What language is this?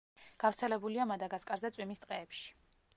Georgian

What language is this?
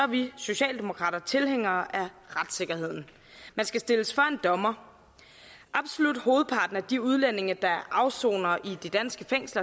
Danish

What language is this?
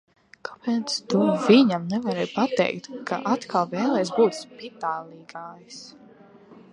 Latvian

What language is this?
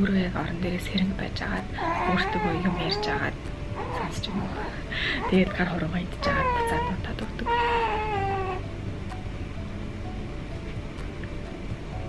Russian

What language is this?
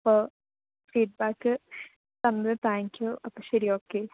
Malayalam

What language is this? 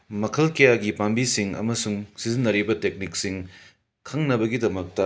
Manipuri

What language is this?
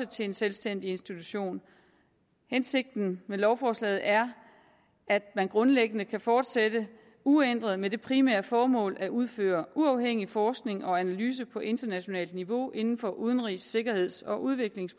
Danish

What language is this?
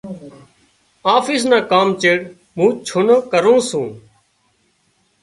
Wadiyara Koli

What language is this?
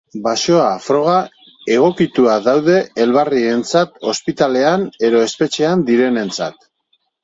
Basque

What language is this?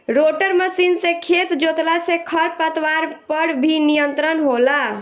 Bhojpuri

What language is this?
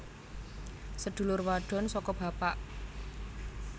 Javanese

